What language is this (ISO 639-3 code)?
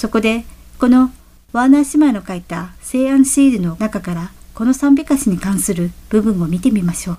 jpn